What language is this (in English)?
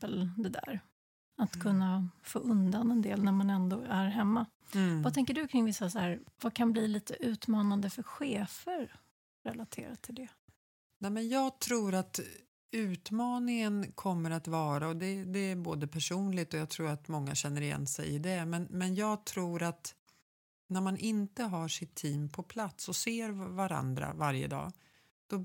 Swedish